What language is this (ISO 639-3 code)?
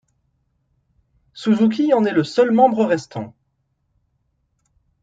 fra